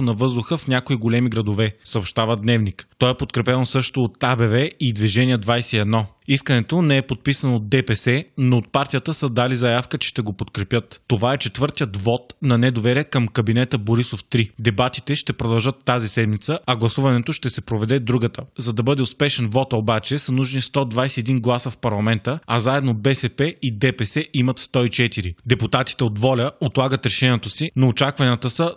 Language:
Bulgarian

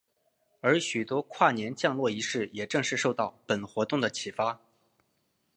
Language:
Chinese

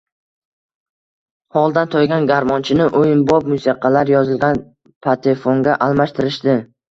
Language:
Uzbek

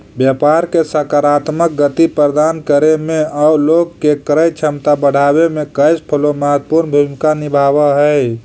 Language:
Magahi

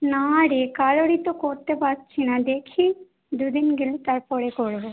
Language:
Bangla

